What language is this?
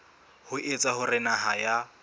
Southern Sotho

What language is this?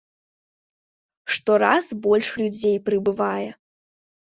Belarusian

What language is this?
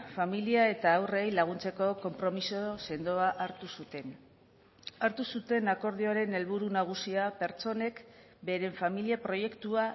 Basque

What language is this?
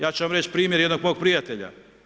Croatian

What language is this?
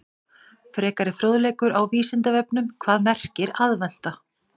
Icelandic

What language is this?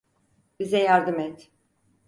Turkish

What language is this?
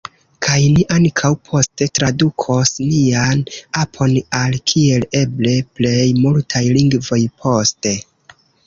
Esperanto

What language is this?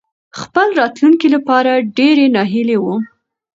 Pashto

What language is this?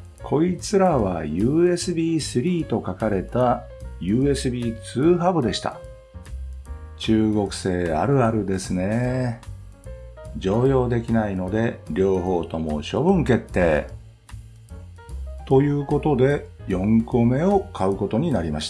Japanese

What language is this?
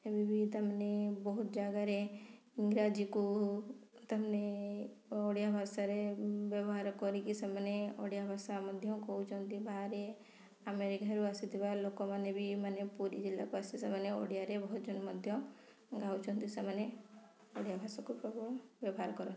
Odia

